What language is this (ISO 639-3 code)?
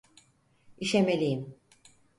tur